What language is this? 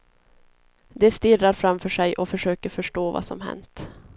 Swedish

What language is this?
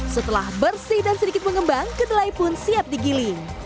Indonesian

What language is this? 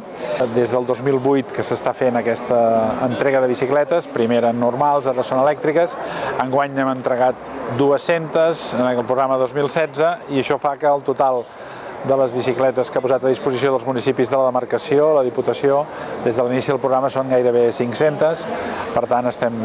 Catalan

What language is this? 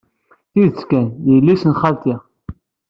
Kabyle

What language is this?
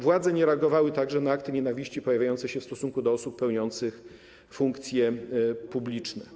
Polish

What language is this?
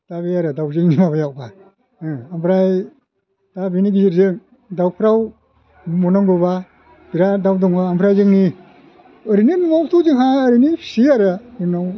Bodo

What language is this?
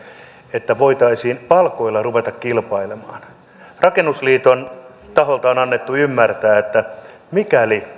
Finnish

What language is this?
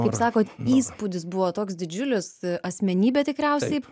Lithuanian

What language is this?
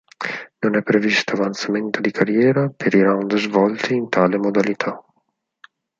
Italian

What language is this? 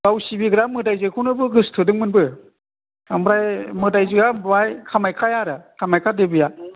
Bodo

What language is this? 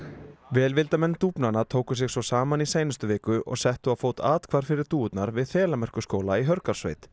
Icelandic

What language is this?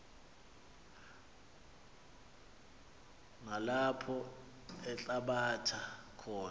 Xhosa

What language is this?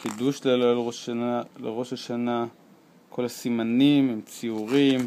Hebrew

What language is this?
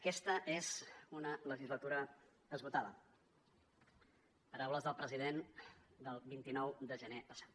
Catalan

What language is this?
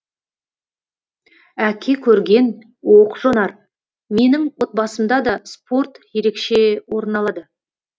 Kazakh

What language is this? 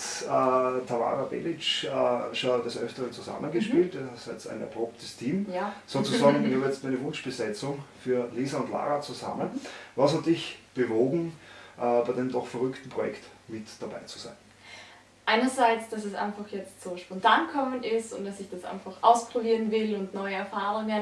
German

